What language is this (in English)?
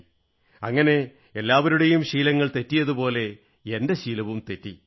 Malayalam